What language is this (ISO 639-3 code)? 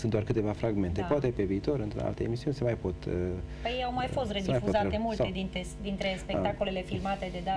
ron